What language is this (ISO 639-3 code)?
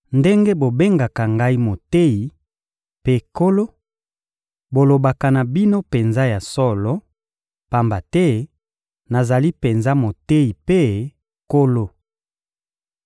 lin